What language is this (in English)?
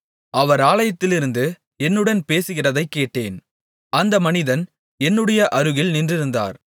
Tamil